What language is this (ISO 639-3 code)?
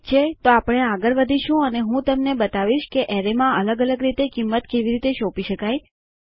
guj